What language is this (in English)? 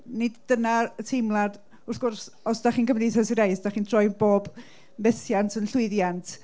Welsh